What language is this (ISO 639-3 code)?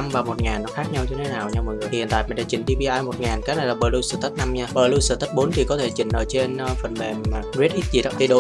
vie